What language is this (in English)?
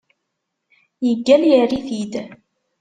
Kabyle